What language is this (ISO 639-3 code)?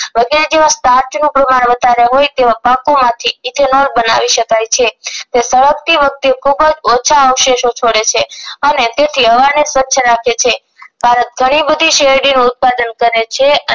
guj